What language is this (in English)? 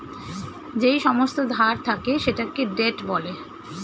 Bangla